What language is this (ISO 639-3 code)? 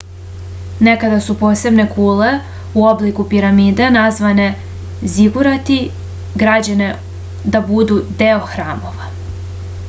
srp